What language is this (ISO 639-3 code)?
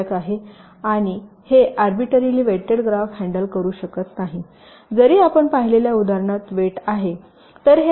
mar